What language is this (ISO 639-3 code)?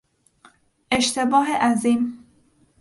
fas